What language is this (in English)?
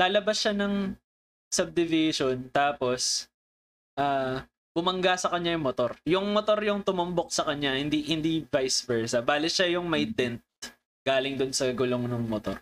Filipino